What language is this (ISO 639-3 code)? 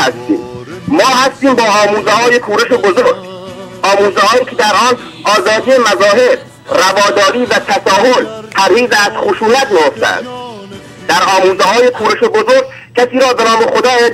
fas